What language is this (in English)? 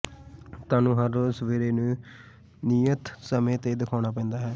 Punjabi